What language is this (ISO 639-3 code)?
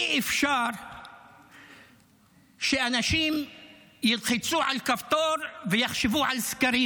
heb